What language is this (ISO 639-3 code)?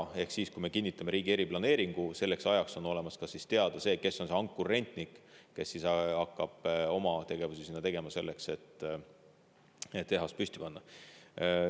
est